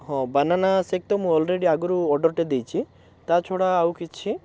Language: Odia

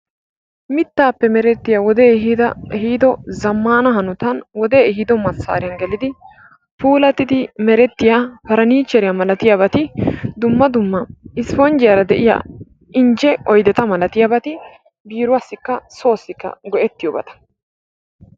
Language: Wolaytta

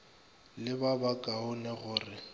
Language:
Northern Sotho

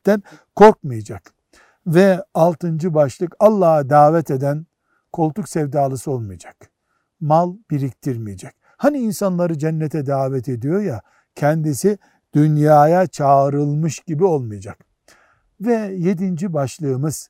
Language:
Turkish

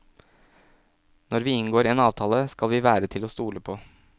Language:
Norwegian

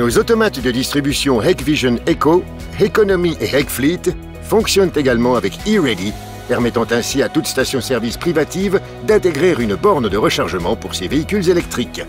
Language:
French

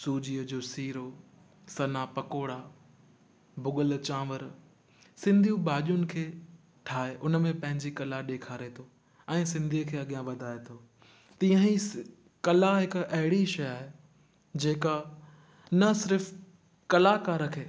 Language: Sindhi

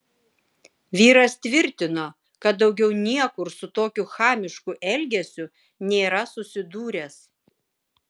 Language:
Lithuanian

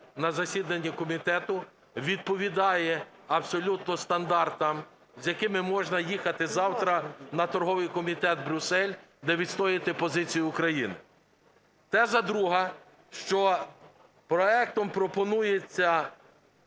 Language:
Ukrainian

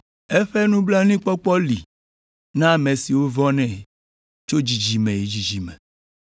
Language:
Ewe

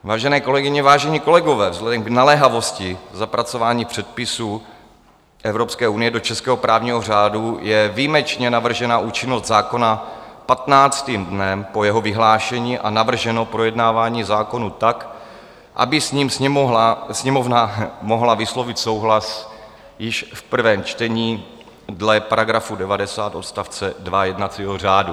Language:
Czech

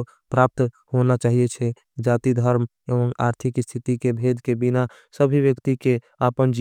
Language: Angika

